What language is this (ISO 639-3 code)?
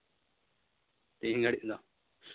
sat